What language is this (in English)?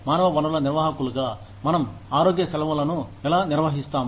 Telugu